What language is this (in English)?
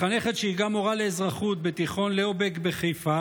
Hebrew